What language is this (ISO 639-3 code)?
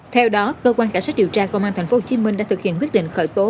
vie